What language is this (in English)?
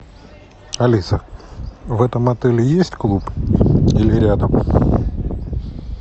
Russian